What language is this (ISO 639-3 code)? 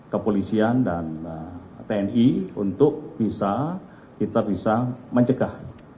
ind